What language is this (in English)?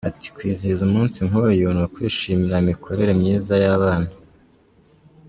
Kinyarwanda